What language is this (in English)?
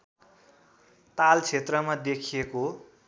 Nepali